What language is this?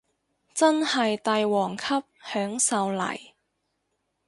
Cantonese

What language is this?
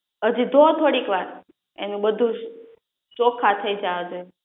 Gujarati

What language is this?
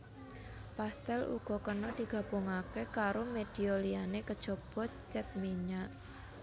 Javanese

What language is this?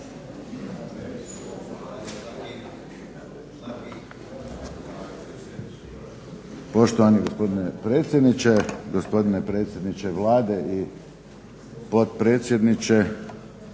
Croatian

